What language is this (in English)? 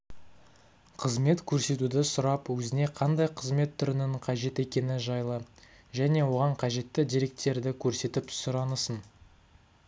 Kazakh